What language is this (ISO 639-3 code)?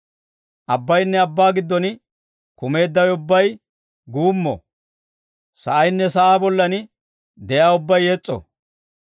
dwr